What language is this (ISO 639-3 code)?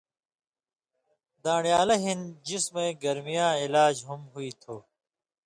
mvy